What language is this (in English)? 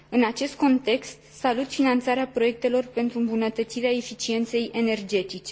Romanian